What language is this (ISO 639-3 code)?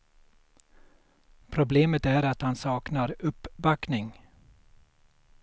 swe